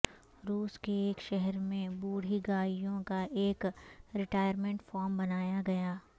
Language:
Urdu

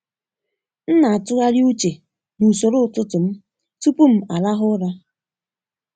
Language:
Igbo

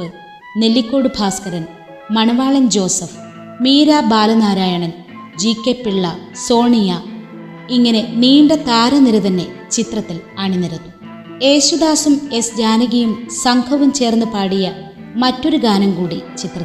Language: Malayalam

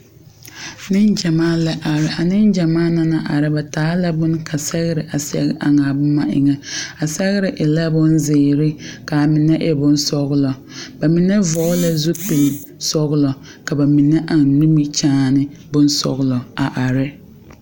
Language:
Southern Dagaare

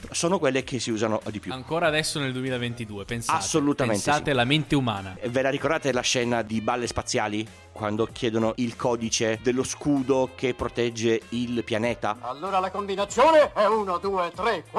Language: Italian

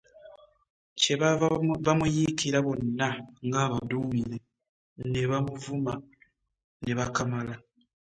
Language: Ganda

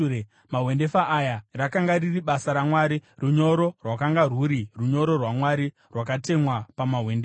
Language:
Shona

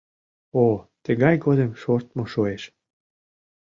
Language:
Mari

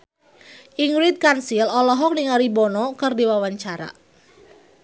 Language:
Sundanese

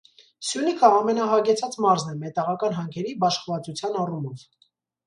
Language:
Armenian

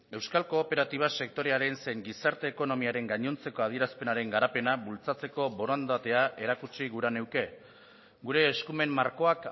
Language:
Basque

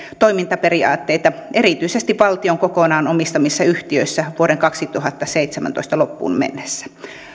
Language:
Finnish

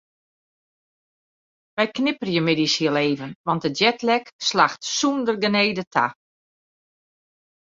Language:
Western Frisian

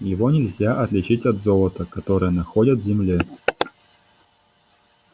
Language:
Russian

